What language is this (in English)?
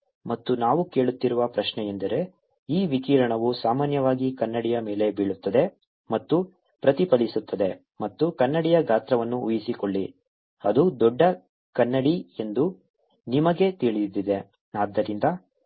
Kannada